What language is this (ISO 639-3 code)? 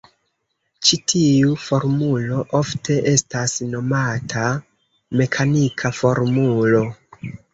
epo